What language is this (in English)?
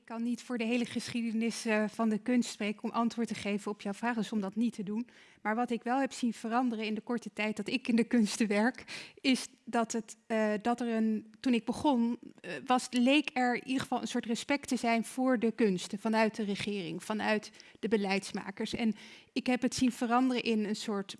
Dutch